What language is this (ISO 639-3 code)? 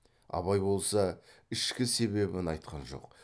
kaz